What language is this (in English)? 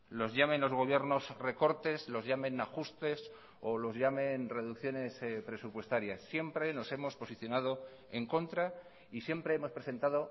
Spanish